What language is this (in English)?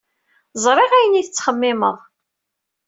Kabyle